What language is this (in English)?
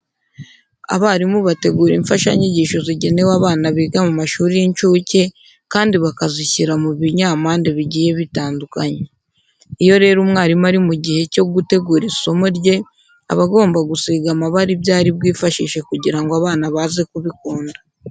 Kinyarwanda